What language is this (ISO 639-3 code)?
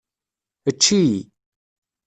kab